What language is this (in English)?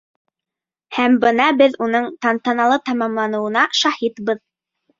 Bashkir